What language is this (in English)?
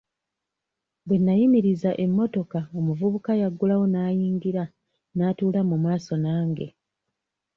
Ganda